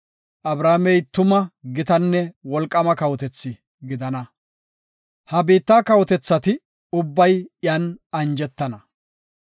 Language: Gofa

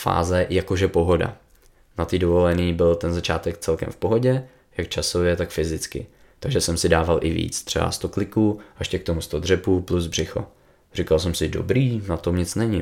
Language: Czech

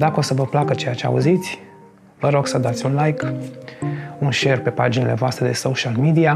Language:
Romanian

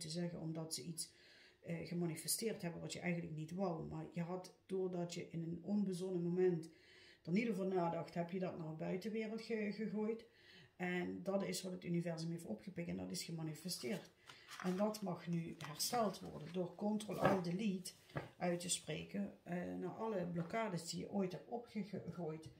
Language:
Dutch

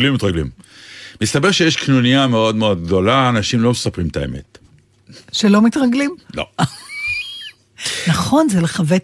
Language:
Hebrew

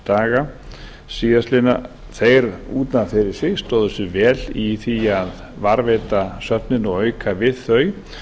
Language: Icelandic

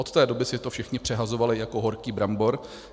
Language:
Czech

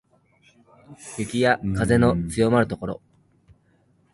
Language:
Japanese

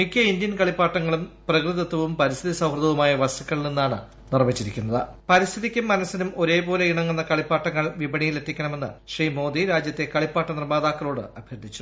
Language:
Malayalam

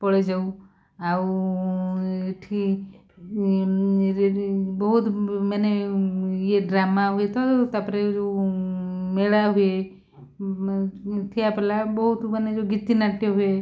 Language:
Odia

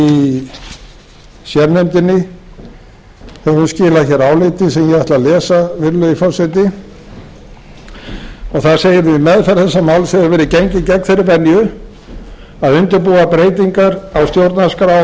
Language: Icelandic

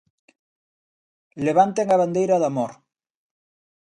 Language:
Galician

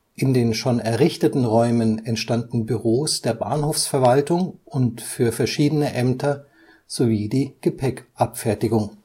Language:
German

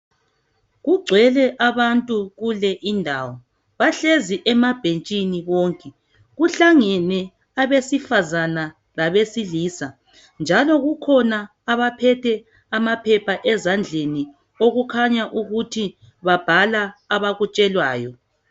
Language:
North Ndebele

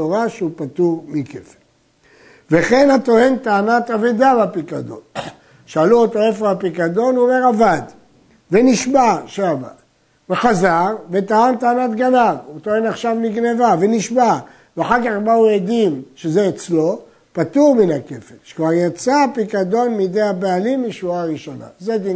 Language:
Hebrew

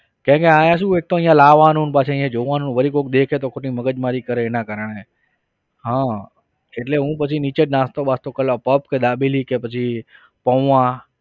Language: Gujarati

